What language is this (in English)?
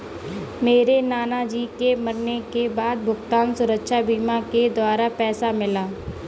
Hindi